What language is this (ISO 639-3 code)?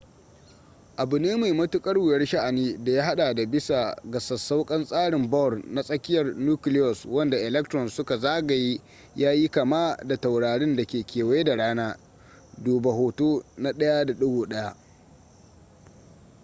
hau